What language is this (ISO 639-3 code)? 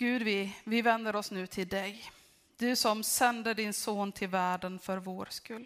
swe